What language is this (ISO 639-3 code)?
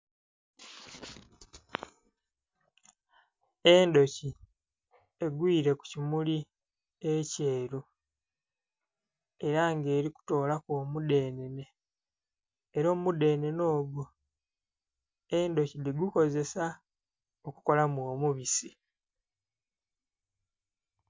xog